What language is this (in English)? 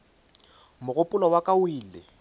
Northern Sotho